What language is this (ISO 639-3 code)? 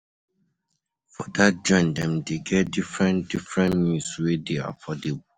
pcm